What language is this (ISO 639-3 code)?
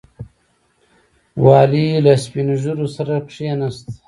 pus